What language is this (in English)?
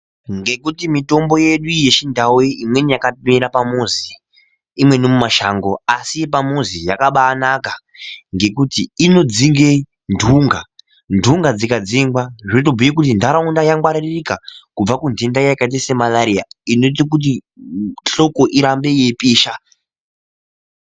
Ndau